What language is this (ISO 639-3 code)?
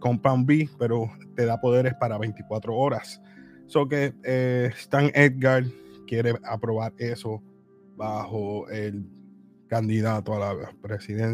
spa